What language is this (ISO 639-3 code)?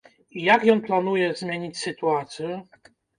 bel